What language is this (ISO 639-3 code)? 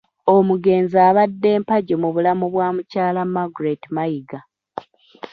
lug